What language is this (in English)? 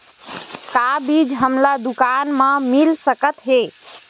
Chhattisgarhi